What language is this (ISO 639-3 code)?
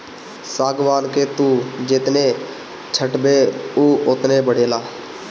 bho